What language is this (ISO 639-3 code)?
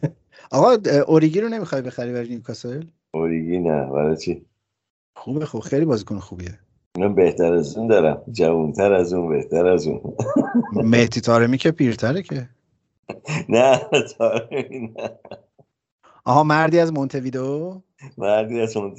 fas